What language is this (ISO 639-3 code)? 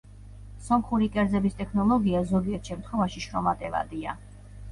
kat